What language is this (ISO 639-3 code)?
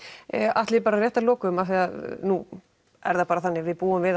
isl